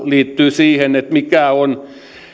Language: Finnish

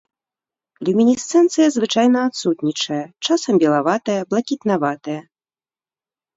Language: Belarusian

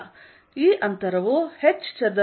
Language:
Kannada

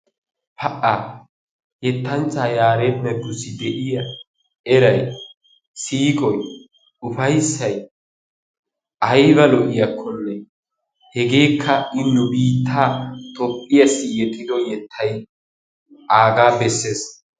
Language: Wolaytta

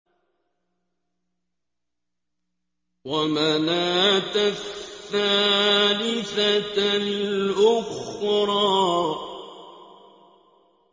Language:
Arabic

